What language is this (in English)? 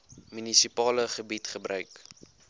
Afrikaans